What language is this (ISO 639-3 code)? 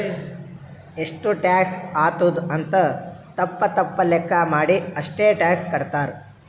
kan